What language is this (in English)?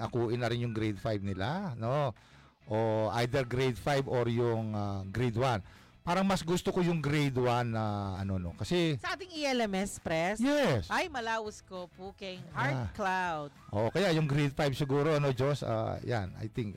Filipino